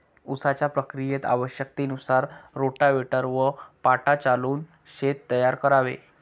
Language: Marathi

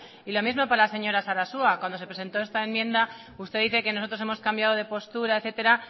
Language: Spanish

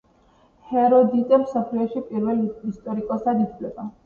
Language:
Georgian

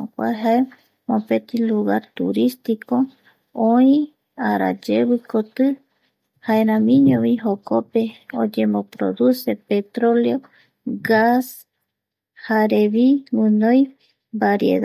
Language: Eastern Bolivian Guaraní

